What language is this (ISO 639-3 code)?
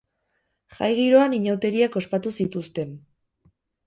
eus